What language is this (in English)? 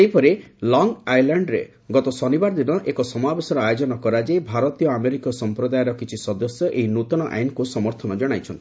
Odia